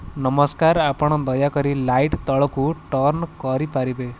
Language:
Odia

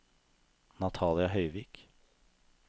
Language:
Norwegian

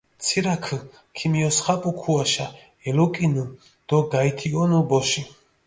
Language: Mingrelian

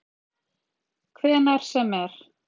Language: Icelandic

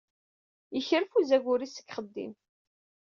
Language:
Kabyle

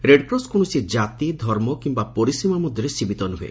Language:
Odia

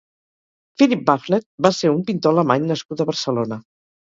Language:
Catalan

